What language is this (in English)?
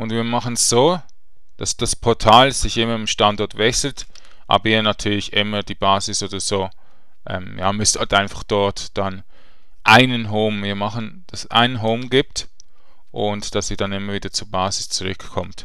German